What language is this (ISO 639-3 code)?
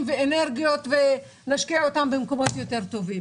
heb